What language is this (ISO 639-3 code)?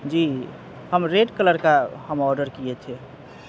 urd